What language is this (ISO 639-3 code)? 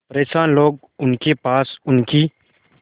hin